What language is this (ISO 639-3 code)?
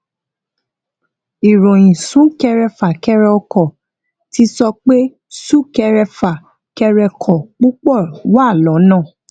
yor